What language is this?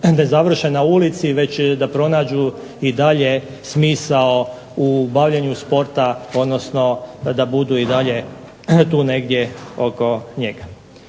Croatian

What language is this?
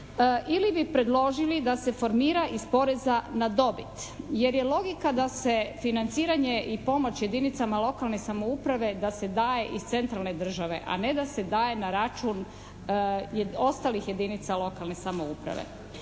Croatian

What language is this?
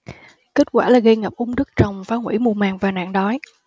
Vietnamese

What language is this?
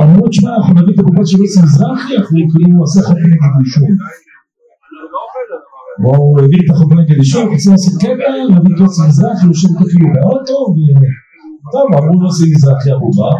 Hebrew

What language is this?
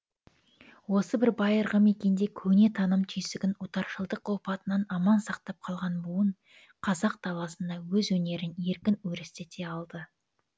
Kazakh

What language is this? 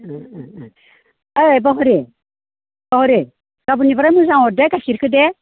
Bodo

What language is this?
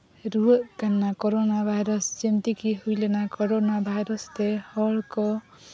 Santali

